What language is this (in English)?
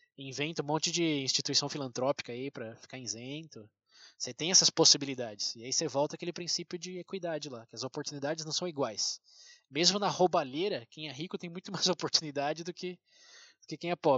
Portuguese